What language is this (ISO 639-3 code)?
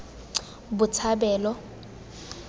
tsn